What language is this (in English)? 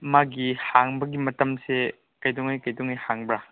Manipuri